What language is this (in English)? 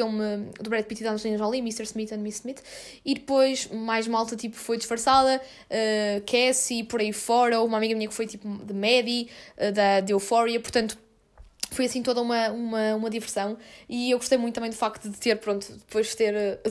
Portuguese